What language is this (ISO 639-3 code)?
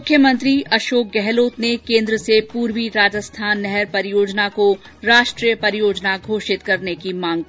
hin